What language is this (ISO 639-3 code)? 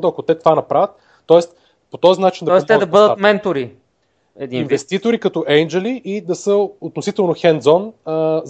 bul